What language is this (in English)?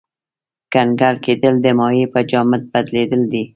Pashto